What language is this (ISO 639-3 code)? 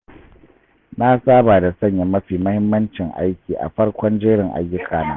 hau